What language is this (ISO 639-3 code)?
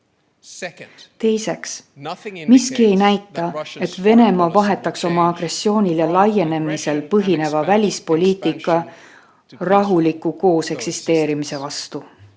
est